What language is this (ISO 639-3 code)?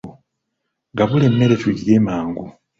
lug